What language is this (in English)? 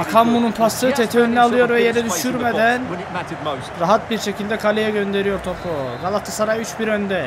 Turkish